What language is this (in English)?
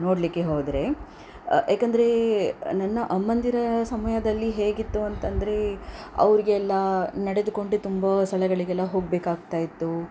Kannada